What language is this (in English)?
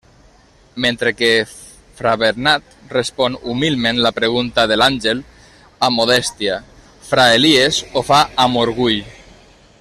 Catalan